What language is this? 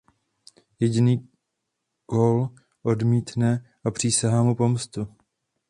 Czech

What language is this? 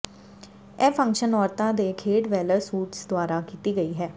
Punjabi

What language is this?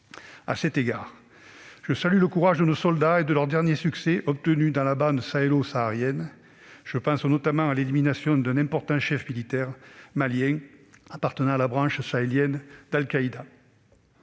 French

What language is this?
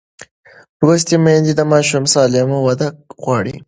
Pashto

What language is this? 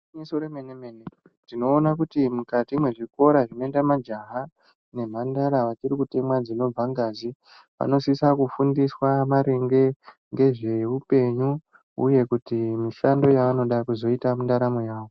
Ndau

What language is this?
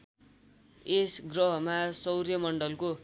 Nepali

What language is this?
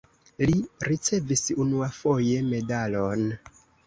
Esperanto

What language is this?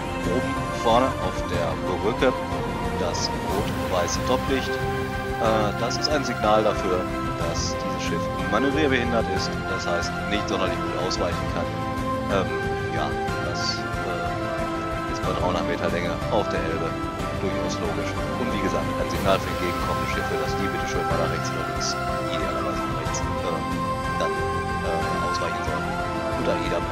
German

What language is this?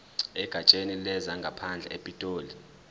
Zulu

